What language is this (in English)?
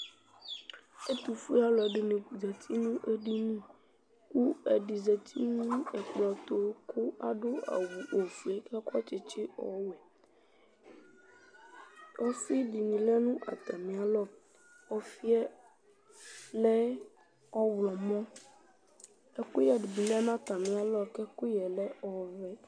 Ikposo